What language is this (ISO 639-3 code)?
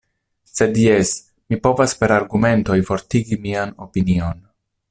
epo